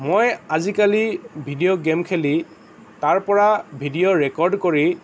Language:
Assamese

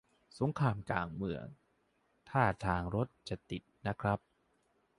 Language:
Thai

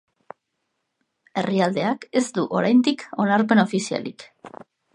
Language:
Basque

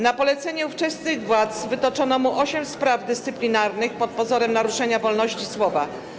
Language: Polish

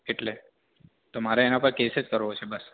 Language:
Gujarati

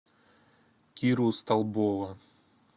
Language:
Russian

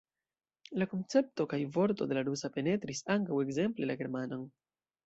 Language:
Esperanto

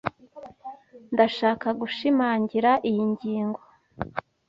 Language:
Kinyarwanda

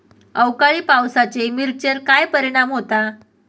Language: Marathi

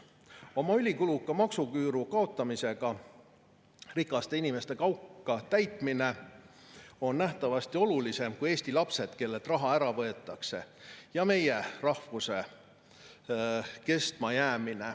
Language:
Estonian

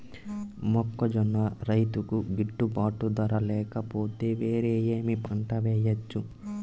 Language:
Telugu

